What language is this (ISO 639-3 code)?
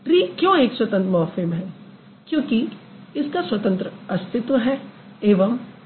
hin